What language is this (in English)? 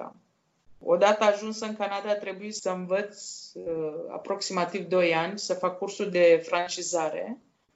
Romanian